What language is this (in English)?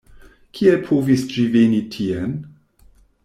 Esperanto